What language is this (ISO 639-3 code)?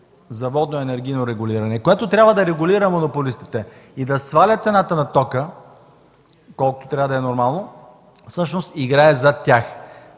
bul